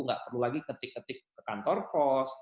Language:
Indonesian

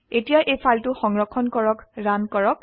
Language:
Assamese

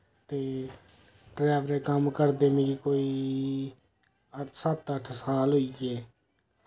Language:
Dogri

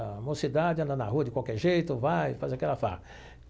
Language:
Portuguese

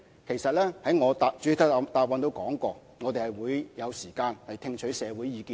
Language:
Cantonese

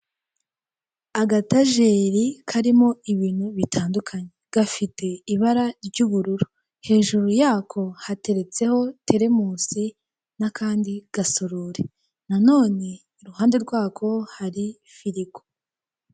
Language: Kinyarwanda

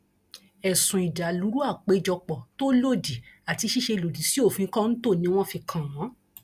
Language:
Yoruba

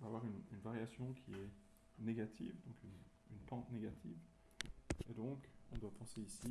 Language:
French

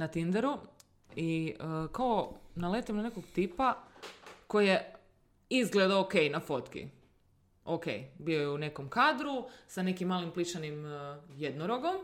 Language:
Croatian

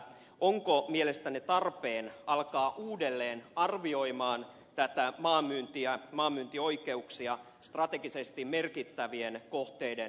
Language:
Finnish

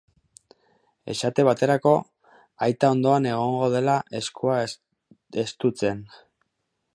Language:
Basque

